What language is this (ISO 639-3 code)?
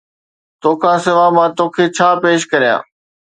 snd